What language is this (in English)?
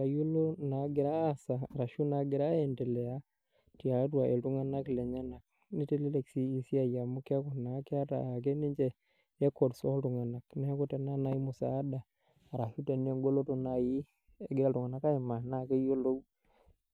Masai